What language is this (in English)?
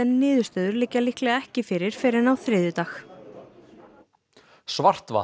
Icelandic